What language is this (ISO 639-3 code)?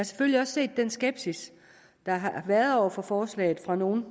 dan